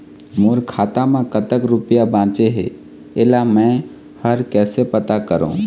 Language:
Chhattisgarhi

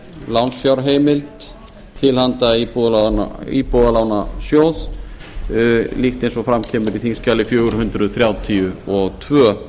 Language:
Icelandic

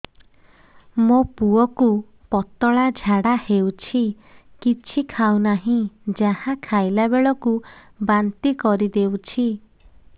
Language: Odia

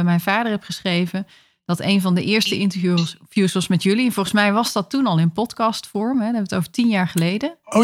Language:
Dutch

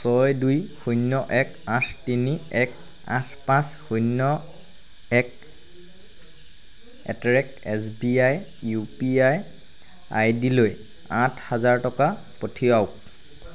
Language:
Assamese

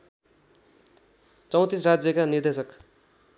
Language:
Nepali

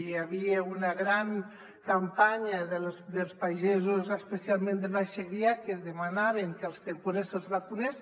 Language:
Catalan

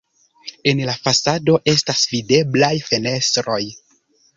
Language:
Esperanto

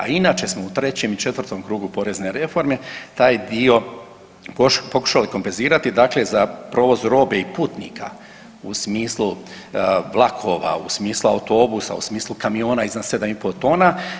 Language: Croatian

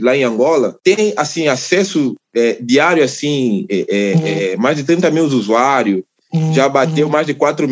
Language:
Portuguese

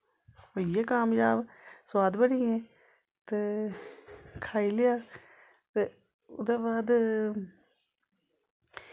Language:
Dogri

